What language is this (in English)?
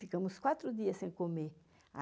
Portuguese